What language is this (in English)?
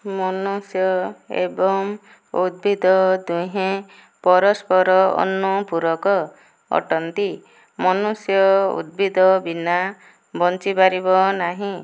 Odia